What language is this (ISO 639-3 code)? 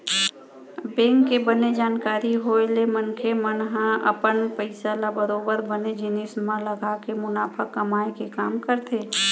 hne